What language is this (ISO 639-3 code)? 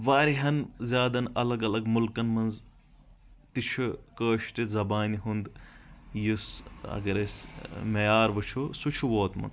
kas